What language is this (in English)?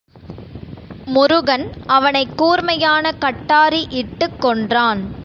Tamil